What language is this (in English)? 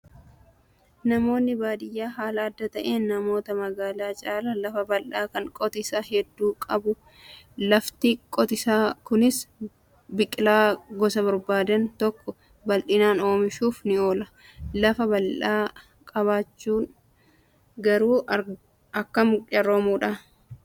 Oromo